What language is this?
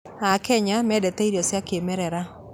Kikuyu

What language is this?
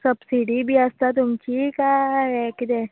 Konkani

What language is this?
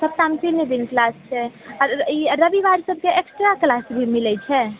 Maithili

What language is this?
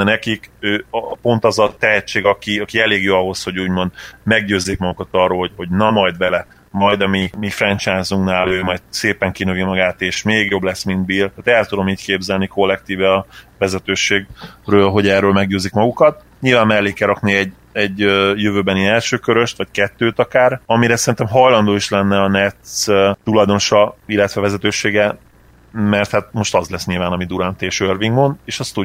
Hungarian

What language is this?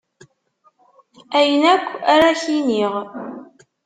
Kabyle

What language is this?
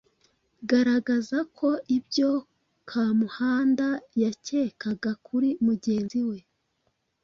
Kinyarwanda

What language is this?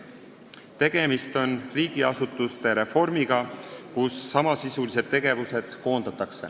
Estonian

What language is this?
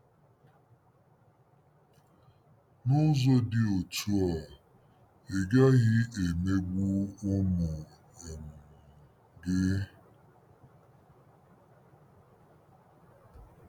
Igbo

